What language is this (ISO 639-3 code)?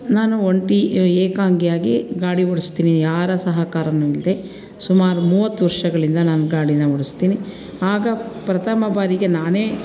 kan